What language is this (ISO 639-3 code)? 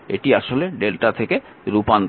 ben